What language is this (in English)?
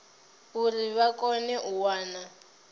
Venda